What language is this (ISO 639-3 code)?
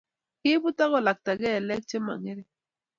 kln